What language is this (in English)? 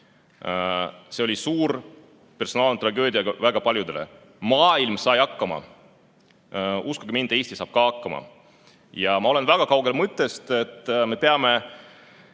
Estonian